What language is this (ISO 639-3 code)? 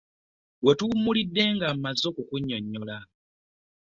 lug